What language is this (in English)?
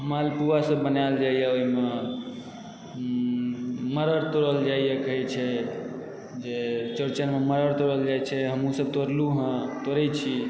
Maithili